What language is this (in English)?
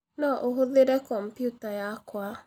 Kikuyu